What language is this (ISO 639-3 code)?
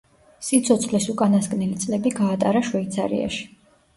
kat